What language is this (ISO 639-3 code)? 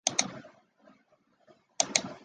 zho